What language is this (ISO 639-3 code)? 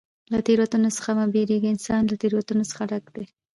pus